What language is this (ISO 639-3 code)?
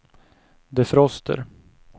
swe